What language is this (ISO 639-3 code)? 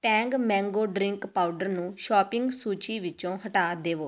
pan